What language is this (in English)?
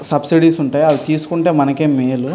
Telugu